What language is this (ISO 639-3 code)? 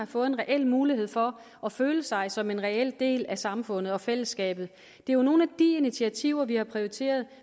dan